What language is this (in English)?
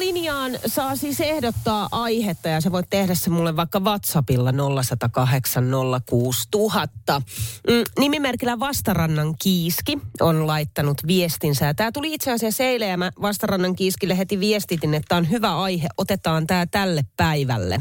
Finnish